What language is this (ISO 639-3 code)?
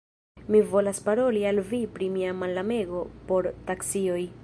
epo